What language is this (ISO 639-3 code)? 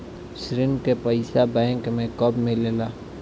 bho